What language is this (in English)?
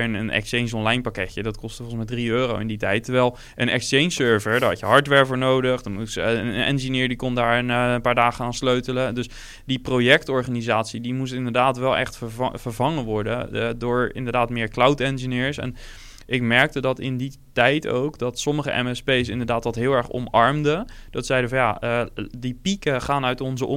Dutch